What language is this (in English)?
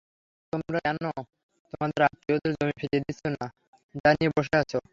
Bangla